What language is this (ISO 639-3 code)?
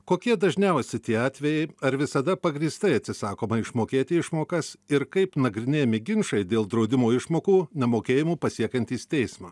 lit